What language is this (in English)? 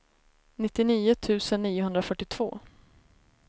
Swedish